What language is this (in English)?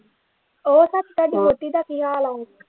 Punjabi